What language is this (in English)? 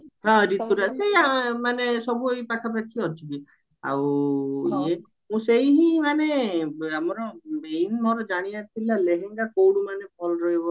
Odia